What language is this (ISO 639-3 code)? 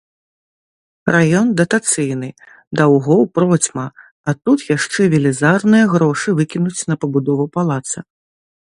bel